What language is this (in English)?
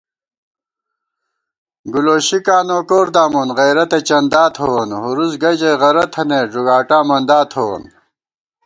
Gawar-Bati